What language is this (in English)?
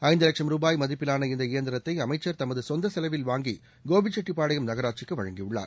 Tamil